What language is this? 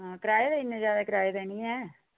Dogri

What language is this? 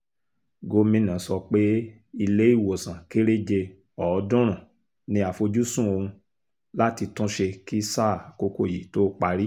Yoruba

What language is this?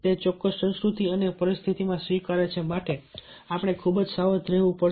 Gujarati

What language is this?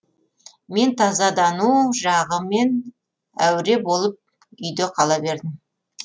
Kazakh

